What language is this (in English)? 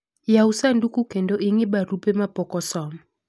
Luo (Kenya and Tanzania)